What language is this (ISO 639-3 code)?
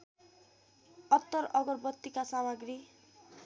nep